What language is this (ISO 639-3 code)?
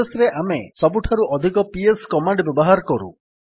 ori